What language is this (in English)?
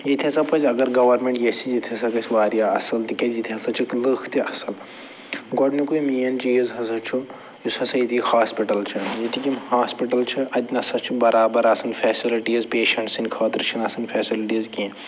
Kashmiri